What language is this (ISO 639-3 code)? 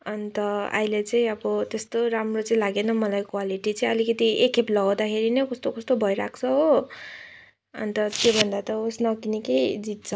nep